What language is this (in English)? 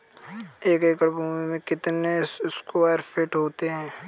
Hindi